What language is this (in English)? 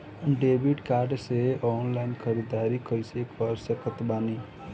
Bhojpuri